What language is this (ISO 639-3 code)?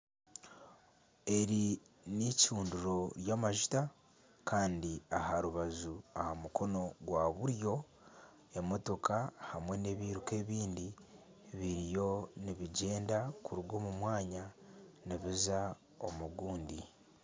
nyn